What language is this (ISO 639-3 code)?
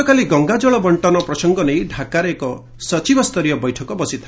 ori